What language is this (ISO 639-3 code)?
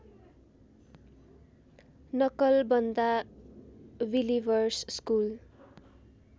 nep